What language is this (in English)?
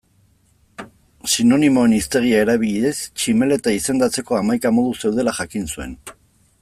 Basque